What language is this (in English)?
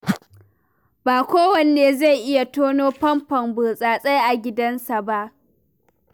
Hausa